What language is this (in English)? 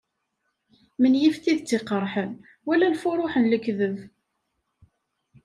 Kabyle